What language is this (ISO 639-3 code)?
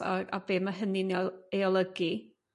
cym